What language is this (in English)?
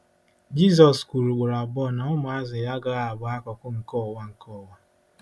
Igbo